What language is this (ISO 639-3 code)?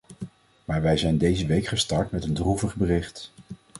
nld